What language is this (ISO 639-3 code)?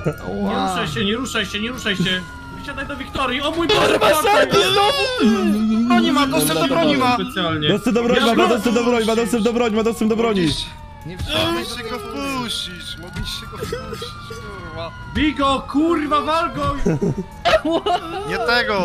pol